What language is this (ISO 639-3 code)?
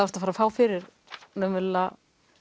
isl